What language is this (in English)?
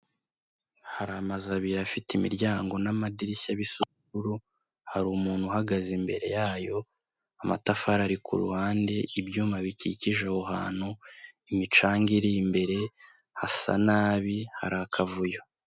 Kinyarwanda